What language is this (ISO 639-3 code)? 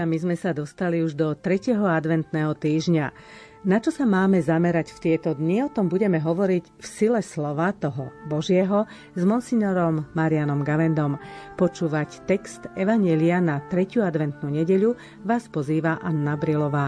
slk